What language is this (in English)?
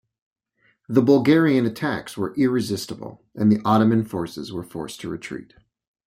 English